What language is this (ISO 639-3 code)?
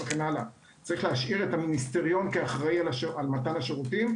heb